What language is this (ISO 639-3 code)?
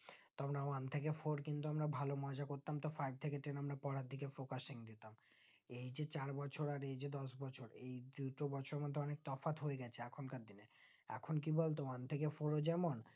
ben